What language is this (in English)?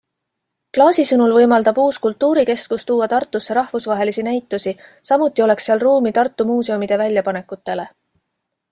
Estonian